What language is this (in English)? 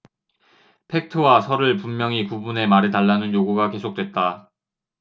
Korean